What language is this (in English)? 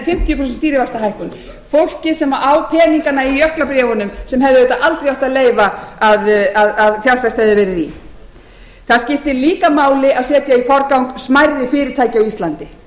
Icelandic